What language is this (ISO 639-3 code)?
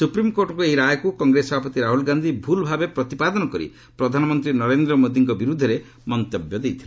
ori